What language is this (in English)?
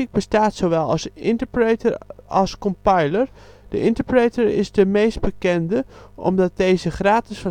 Dutch